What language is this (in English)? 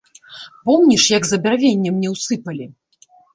Belarusian